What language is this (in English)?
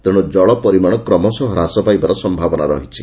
Odia